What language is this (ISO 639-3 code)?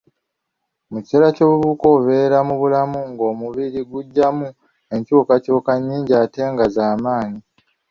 lug